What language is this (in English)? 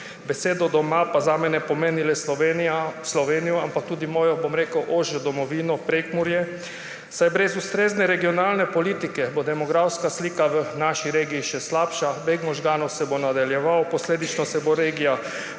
Slovenian